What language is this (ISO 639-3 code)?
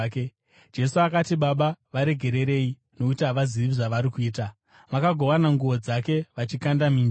sna